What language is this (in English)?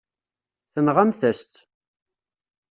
Kabyle